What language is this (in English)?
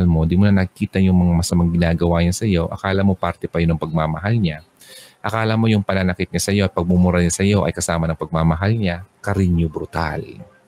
Filipino